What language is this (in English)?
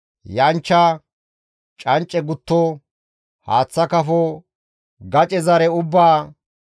Gamo